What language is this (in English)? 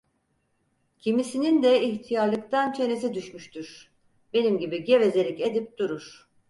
Turkish